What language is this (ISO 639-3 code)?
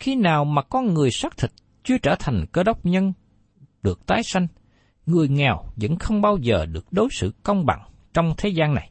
vie